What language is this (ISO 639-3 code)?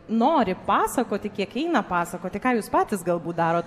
lit